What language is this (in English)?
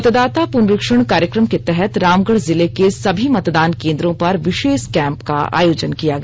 Hindi